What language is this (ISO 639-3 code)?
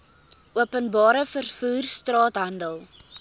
afr